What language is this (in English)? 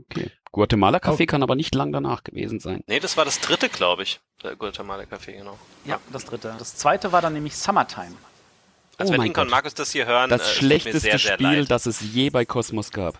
German